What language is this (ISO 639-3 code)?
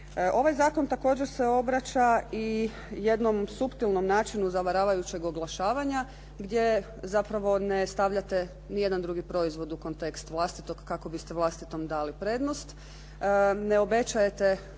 hrv